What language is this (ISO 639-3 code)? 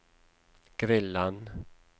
nor